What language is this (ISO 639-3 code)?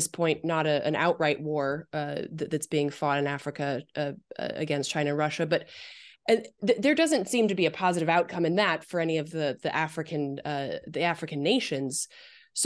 eng